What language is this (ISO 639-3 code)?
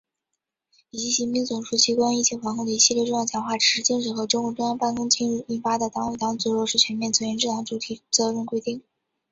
zho